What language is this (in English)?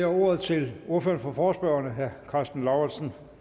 Danish